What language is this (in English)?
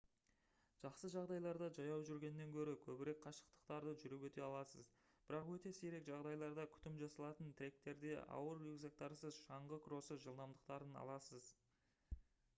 Kazakh